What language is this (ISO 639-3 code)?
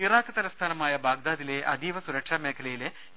mal